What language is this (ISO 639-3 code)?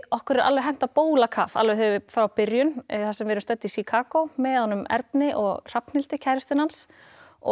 isl